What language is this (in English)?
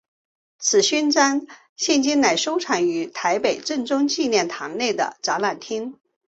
Chinese